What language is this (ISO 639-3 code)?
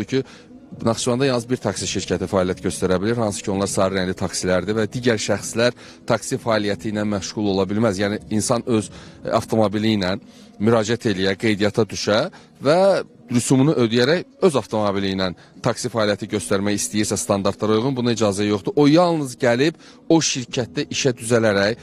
tur